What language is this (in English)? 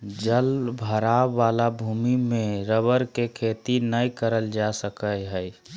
Magahi